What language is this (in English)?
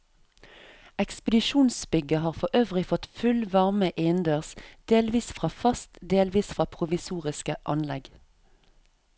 Norwegian